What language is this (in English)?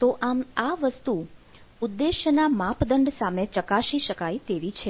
Gujarati